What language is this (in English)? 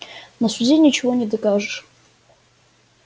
Russian